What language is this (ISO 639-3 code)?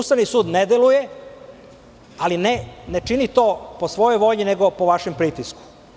srp